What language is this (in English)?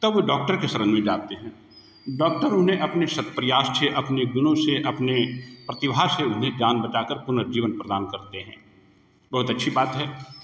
Hindi